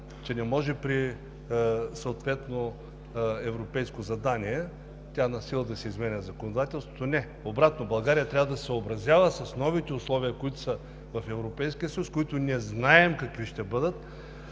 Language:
Bulgarian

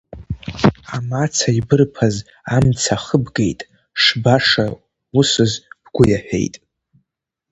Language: Abkhazian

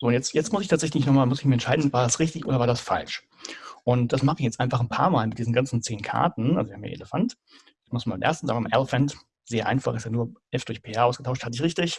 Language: German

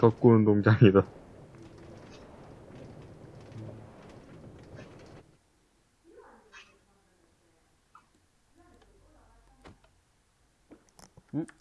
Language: Korean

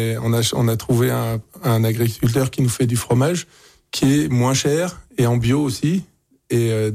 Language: French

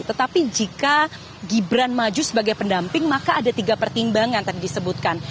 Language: Indonesian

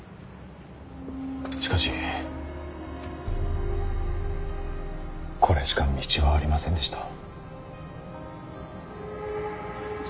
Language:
Japanese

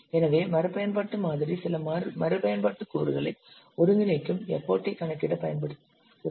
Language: Tamil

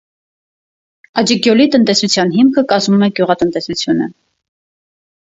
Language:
Armenian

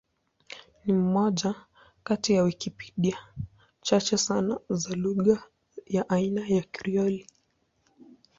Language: Swahili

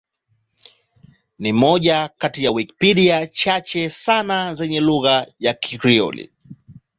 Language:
Swahili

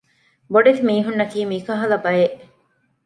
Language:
Divehi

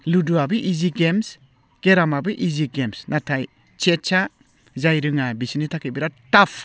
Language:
Bodo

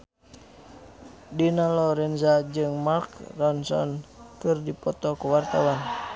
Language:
Sundanese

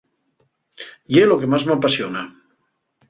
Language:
Asturian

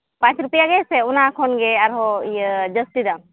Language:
Santali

